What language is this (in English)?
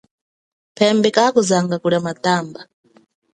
Chokwe